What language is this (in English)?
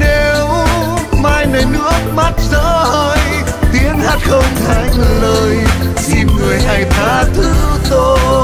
Vietnamese